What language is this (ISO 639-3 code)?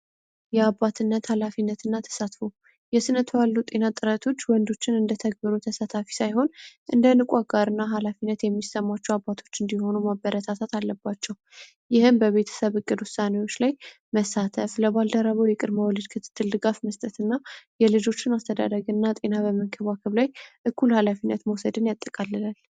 amh